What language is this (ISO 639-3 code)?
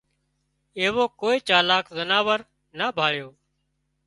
kxp